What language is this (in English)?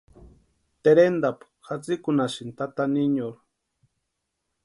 Western Highland Purepecha